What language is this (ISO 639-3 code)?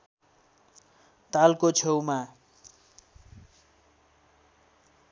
nep